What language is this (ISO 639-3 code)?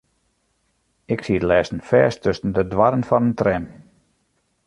fry